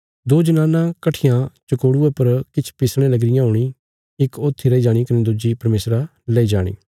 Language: Bilaspuri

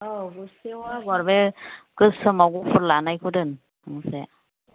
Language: Bodo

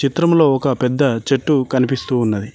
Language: Telugu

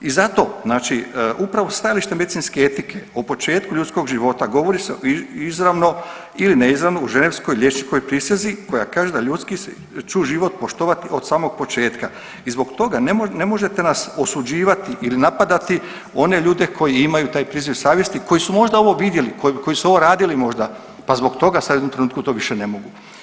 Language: Croatian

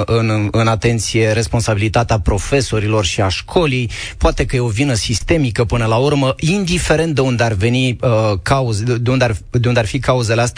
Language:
Romanian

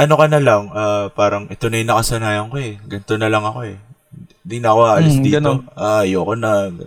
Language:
Filipino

